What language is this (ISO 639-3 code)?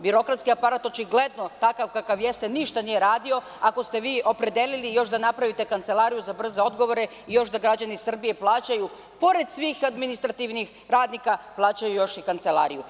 srp